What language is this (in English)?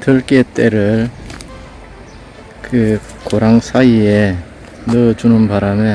Korean